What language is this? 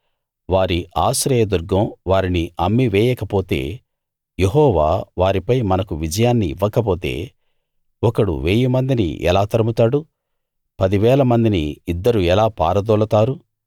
Telugu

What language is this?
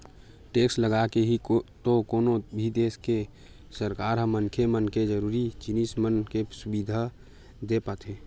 Chhattisgarhi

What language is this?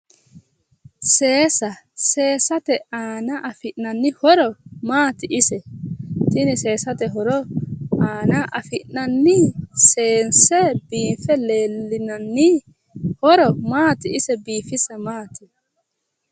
Sidamo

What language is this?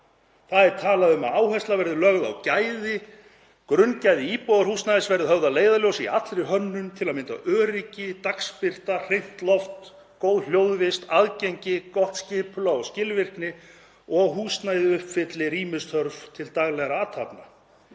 Icelandic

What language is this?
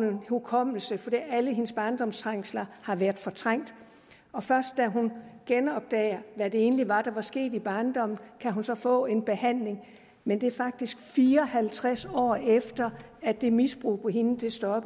Danish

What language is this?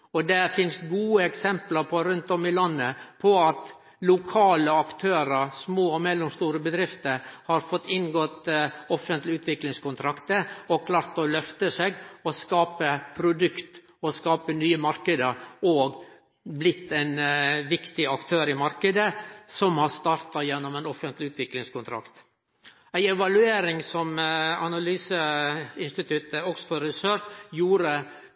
Norwegian Nynorsk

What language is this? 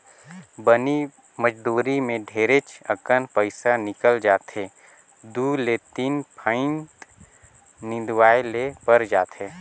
Chhattisgarhi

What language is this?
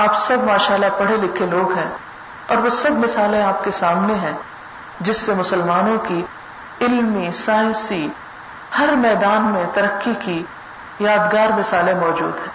Urdu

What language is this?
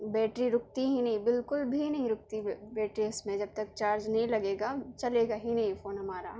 Urdu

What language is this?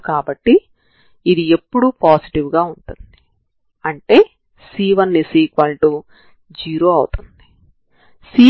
Telugu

